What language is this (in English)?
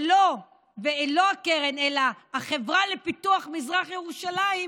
Hebrew